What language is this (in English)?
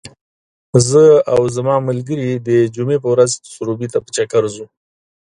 Pashto